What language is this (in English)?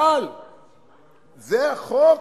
Hebrew